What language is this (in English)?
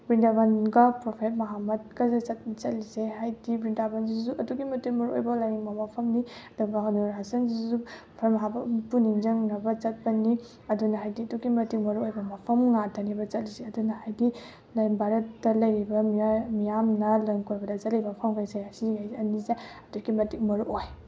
Manipuri